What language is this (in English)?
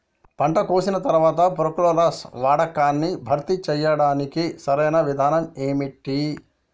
Telugu